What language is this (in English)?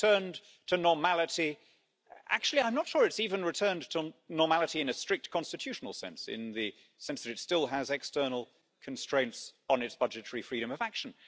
English